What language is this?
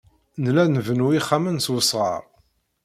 Kabyle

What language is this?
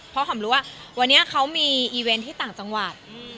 Thai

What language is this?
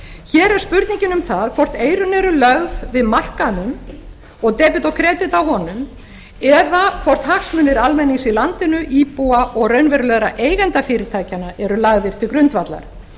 Icelandic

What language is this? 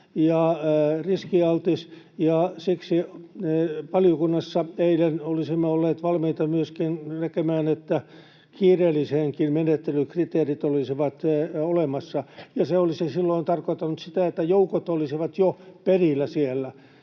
Finnish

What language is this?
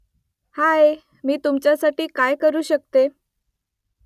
Marathi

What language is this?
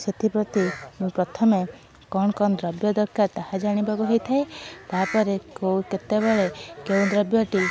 Odia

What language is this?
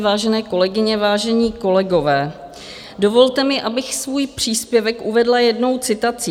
Czech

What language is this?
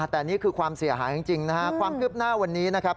Thai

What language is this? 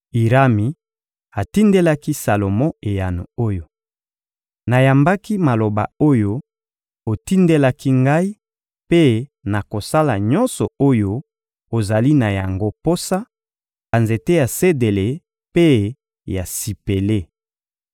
Lingala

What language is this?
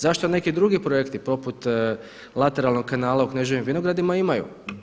Croatian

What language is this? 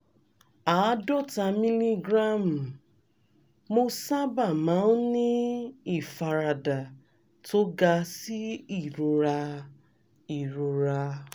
Yoruba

